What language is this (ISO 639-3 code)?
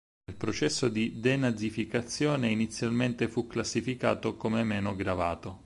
ita